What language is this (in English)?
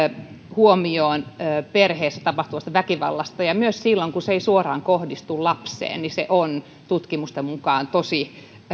Finnish